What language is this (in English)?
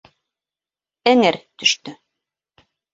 Bashkir